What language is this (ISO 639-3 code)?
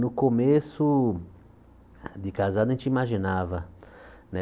por